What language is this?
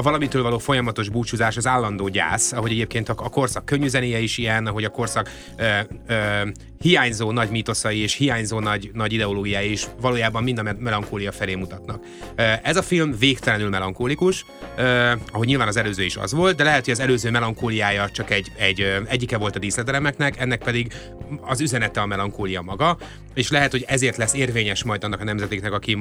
Hungarian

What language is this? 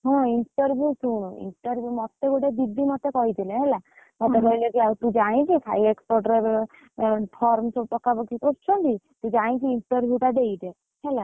Odia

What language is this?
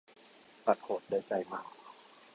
Thai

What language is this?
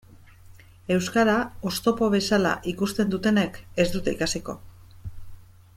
Basque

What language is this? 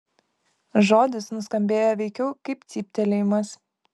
Lithuanian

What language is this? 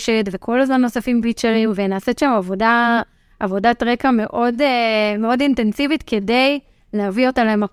Hebrew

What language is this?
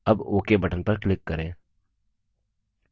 Hindi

